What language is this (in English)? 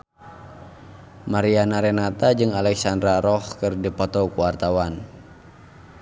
Sundanese